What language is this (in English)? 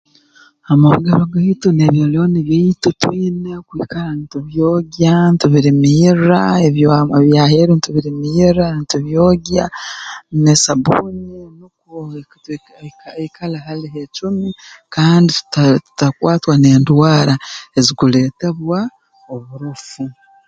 Tooro